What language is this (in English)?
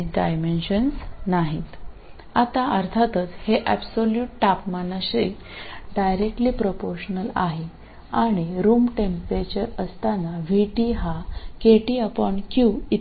Malayalam